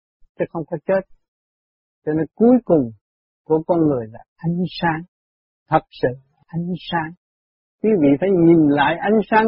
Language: Vietnamese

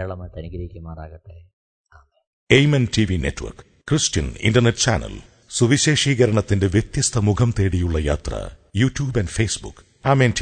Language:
Malayalam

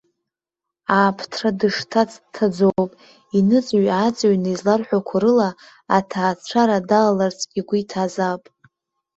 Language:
Abkhazian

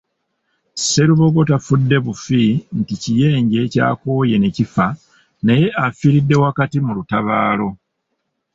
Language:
Ganda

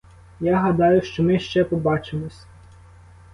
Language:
Ukrainian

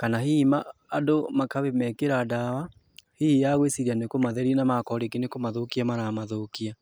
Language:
Kikuyu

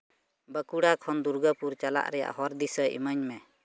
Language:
Santali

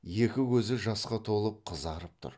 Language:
Kazakh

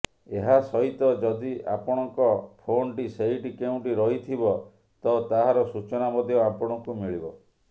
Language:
Odia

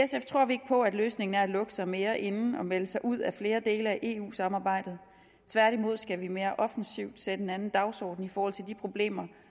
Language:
Danish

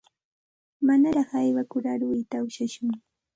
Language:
Santa Ana de Tusi Pasco Quechua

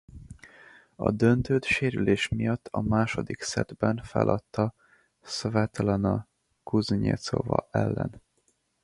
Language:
Hungarian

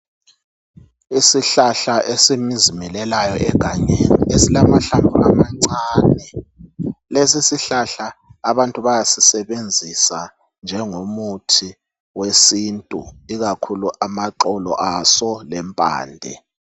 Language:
North Ndebele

